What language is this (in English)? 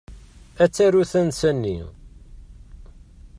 Kabyle